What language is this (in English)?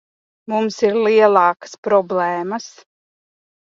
Latvian